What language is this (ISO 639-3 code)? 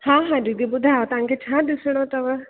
snd